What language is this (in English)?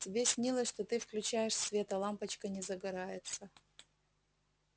Russian